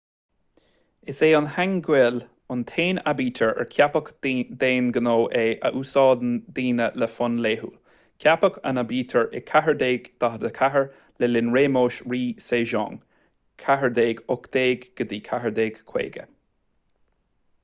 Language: Irish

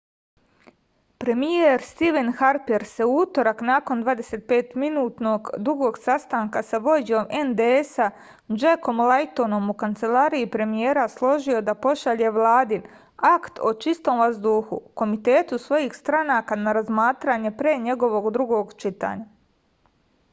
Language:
Serbian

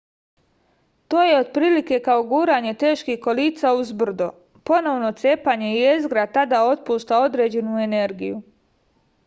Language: Serbian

